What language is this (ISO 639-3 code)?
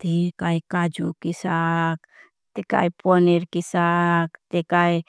bhb